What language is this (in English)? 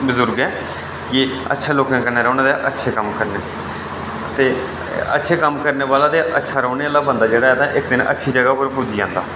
Dogri